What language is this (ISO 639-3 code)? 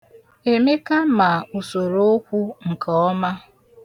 ibo